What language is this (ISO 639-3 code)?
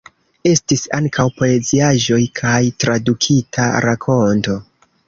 epo